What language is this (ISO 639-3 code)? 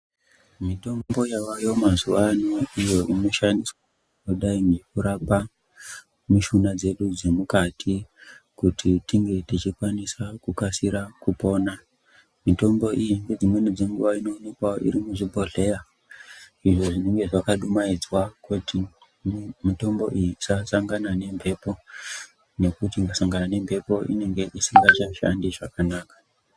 ndc